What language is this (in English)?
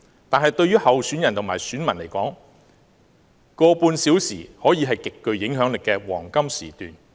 Cantonese